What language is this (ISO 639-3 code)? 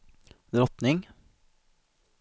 swe